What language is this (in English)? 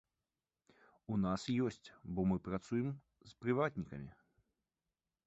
Belarusian